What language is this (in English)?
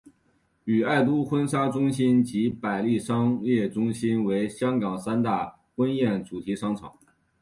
Chinese